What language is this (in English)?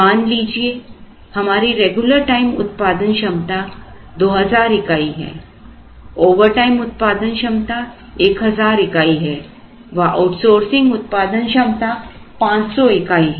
Hindi